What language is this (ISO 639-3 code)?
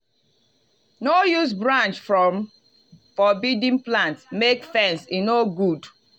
pcm